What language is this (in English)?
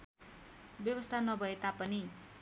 Nepali